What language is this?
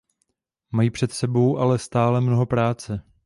Czech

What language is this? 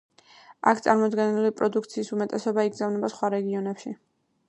Georgian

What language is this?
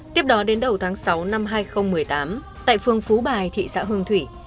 Vietnamese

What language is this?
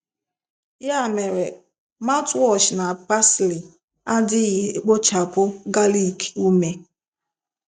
Igbo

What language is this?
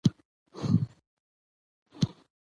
Pashto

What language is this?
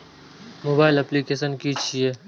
Maithili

